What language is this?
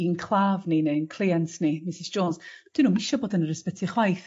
Welsh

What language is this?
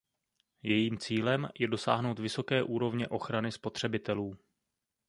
Czech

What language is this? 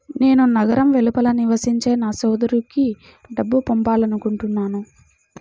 Telugu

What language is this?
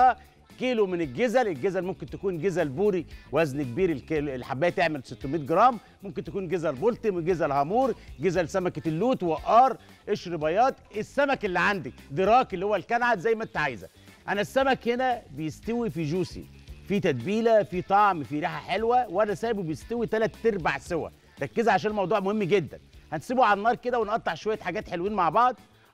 Arabic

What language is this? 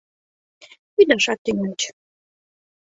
Mari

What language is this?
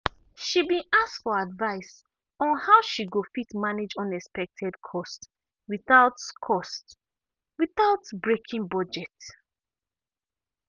Nigerian Pidgin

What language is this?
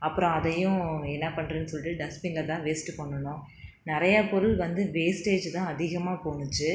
Tamil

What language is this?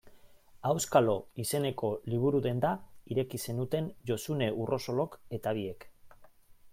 Basque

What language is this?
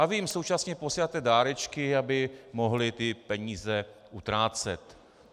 Czech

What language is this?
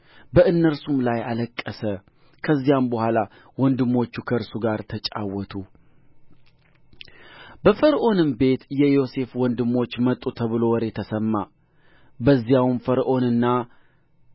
Amharic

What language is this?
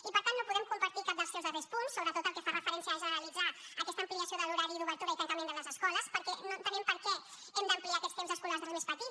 Catalan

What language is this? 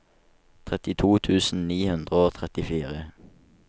Norwegian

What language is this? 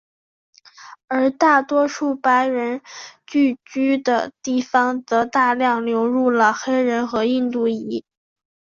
Chinese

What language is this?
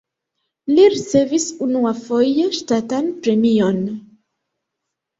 Esperanto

